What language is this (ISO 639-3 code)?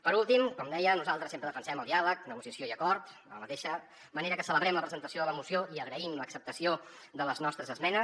cat